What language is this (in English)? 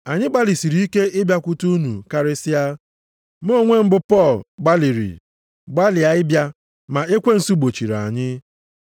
Igbo